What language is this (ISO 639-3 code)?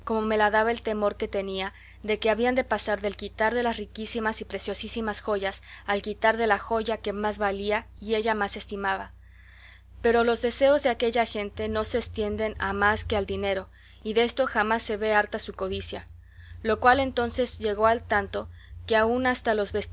spa